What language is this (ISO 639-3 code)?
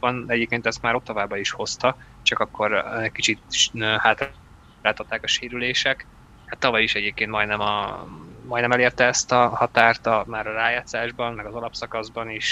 hun